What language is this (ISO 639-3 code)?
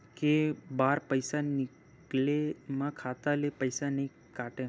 hne